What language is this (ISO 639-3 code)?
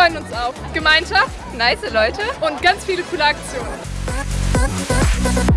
deu